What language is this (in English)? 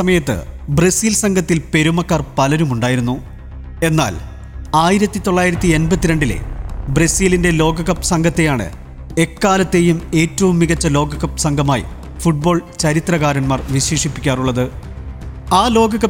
Malayalam